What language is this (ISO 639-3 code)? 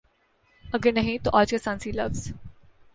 urd